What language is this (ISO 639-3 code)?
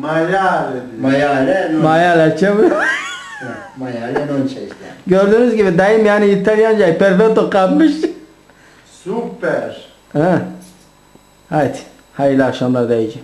tur